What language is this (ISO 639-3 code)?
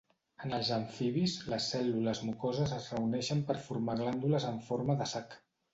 cat